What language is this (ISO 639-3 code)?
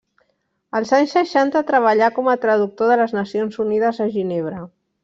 cat